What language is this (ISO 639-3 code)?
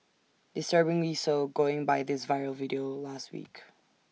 eng